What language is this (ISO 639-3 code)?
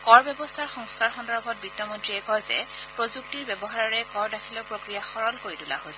asm